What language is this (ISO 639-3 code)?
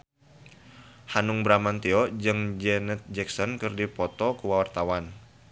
sun